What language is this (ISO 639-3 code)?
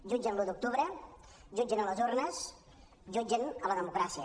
cat